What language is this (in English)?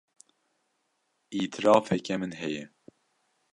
Kurdish